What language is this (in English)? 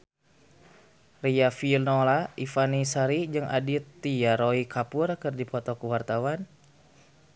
Sundanese